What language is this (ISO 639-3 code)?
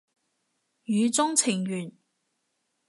yue